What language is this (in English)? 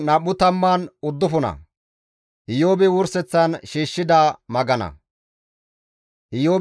Gamo